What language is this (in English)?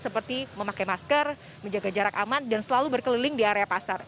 Indonesian